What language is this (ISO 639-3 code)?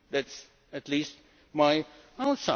eng